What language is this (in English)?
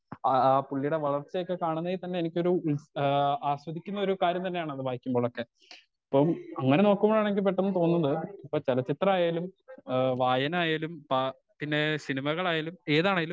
Malayalam